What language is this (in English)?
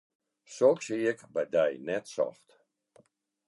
Western Frisian